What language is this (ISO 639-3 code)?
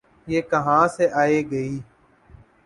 urd